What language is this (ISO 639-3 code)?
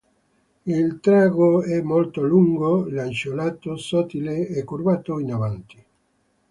ita